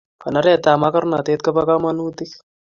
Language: Kalenjin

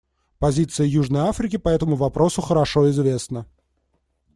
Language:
Russian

